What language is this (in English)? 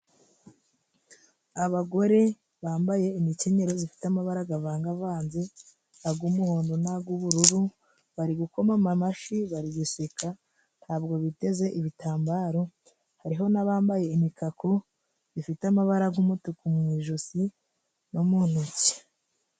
Kinyarwanda